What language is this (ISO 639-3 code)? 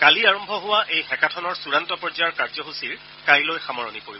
asm